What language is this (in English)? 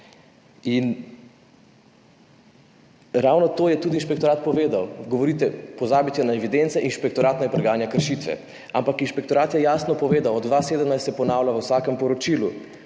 Slovenian